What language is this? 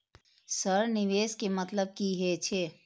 Maithili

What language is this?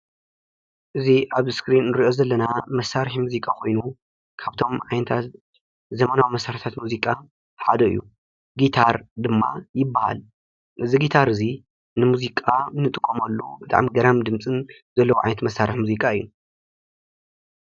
Tigrinya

